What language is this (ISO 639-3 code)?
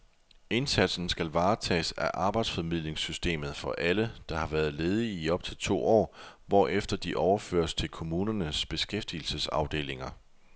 dan